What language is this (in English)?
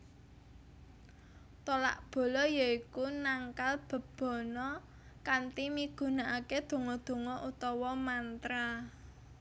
Javanese